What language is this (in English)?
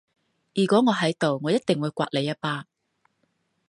Cantonese